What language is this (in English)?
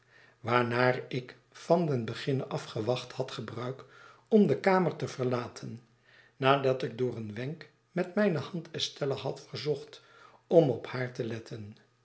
Dutch